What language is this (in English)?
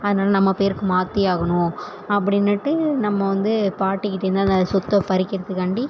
Tamil